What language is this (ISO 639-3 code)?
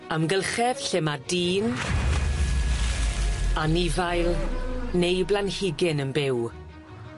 cym